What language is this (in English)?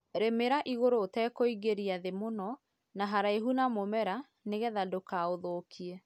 Kikuyu